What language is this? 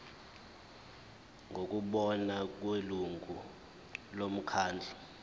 Zulu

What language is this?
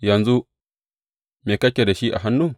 Hausa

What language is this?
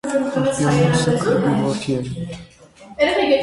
Armenian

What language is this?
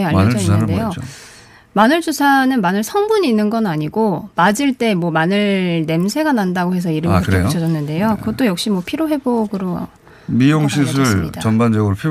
Korean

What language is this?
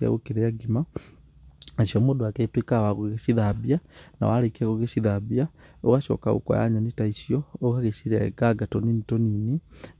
Kikuyu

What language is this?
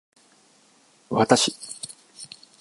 Japanese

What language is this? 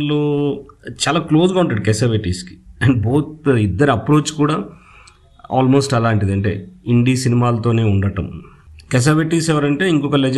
Telugu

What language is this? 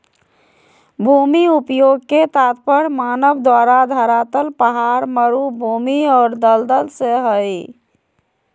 Magahi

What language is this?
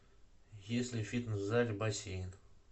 Russian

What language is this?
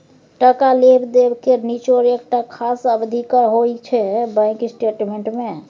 Maithili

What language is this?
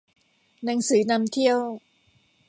Thai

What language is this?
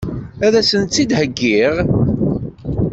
Kabyle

